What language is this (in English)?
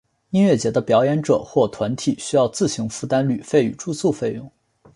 Chinese